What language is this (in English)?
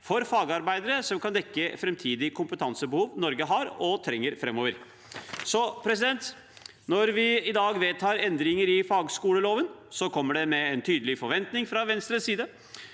Norwegian